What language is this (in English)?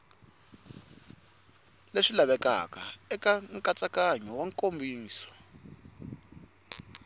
Tsonga